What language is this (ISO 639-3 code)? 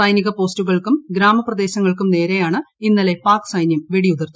mal